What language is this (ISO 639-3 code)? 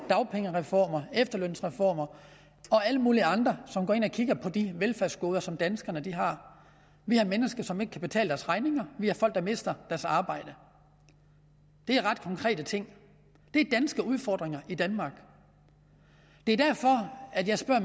dan